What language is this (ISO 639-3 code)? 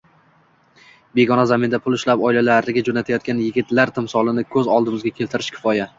uzb